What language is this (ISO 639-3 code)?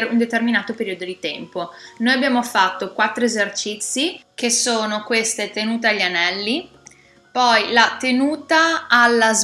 ita